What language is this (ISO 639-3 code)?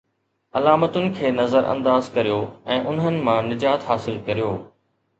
snd